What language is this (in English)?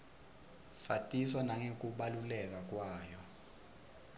Swati